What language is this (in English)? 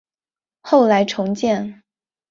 Chinese